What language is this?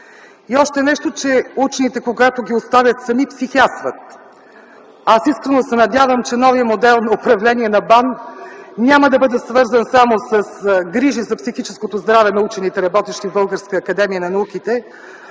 Bulgarian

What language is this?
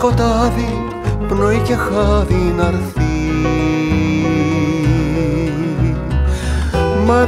Greek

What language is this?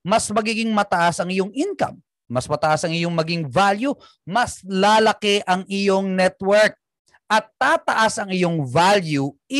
Filipino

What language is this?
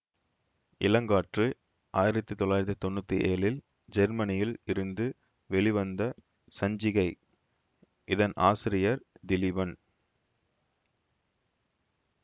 Tamil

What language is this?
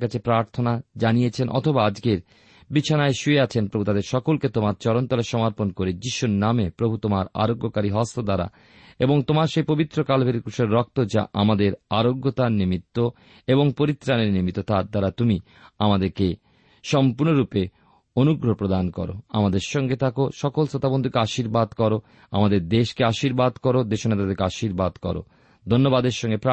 Bangla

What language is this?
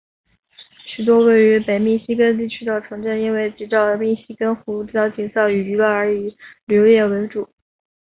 Chinese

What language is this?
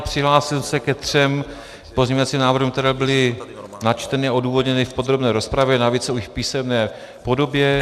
Czech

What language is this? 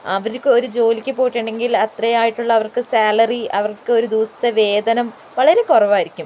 Malayalam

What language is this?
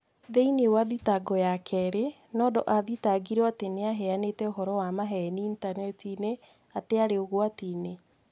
Kikuyu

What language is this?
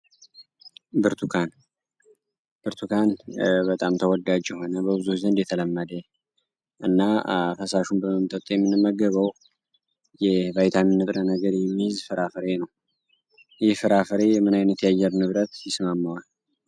Amharic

